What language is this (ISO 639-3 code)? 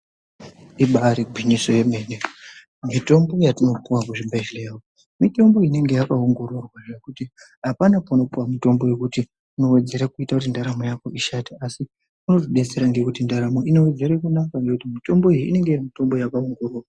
ndc